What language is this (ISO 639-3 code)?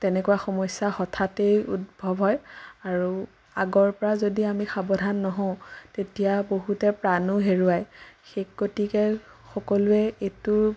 asm